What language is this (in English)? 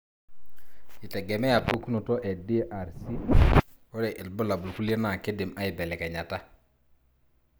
Masai